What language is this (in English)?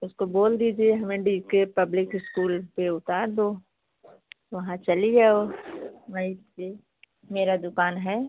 Hindi